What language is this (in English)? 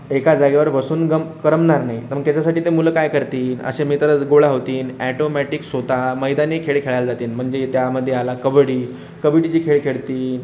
Marathi